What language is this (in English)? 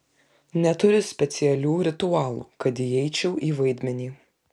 Lithuanian